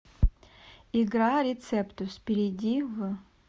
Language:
Russian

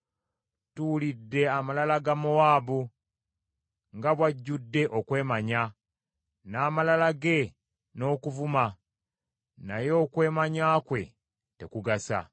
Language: Ganda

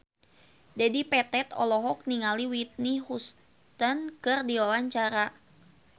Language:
Sundanese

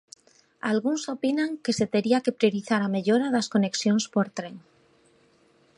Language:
Galician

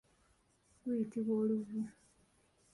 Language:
Ganda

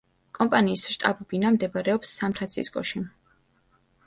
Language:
Georgian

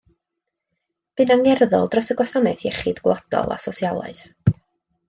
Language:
Welsh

